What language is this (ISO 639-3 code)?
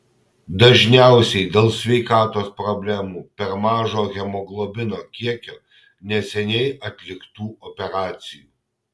lit